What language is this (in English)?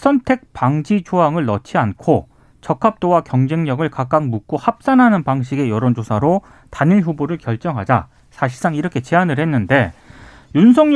Korean